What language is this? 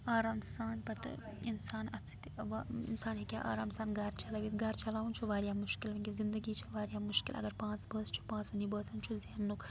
Kashmiri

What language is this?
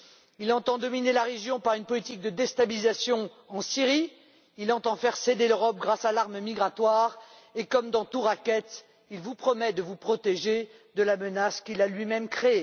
French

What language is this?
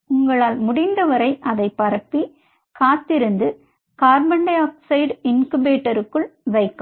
Tamil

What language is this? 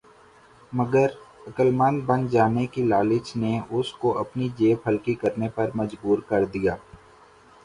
Urdu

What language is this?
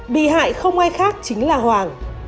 Vietnamese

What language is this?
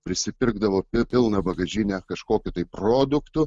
Lithuanian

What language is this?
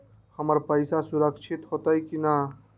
Magahi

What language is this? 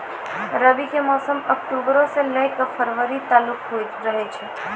Maithili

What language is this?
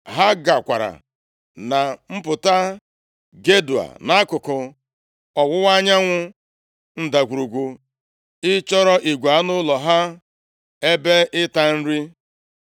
Igbo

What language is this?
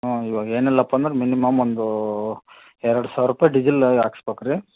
Kannada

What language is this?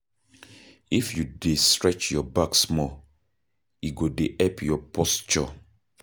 Nigerian Pidgin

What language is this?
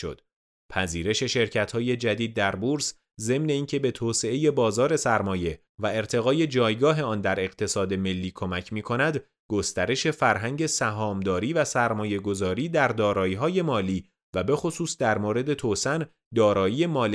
Persian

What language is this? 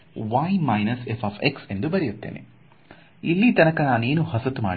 Kannada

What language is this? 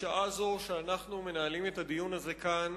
Hebrew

